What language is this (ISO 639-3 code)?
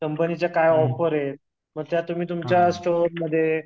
mar